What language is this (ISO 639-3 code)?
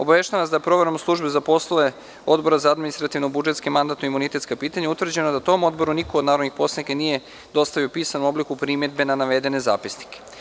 srp